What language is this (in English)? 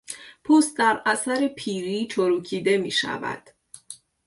Persian